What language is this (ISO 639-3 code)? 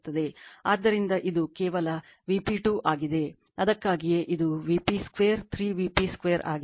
kan